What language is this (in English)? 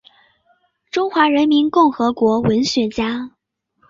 Chinese